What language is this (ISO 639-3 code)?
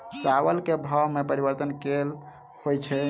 mai